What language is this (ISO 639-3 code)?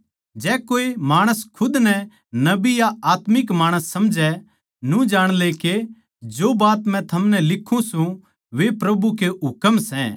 bgc